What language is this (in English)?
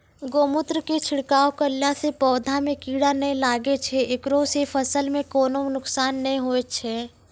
Maithili